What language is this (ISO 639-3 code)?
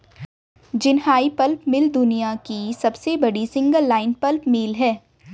hin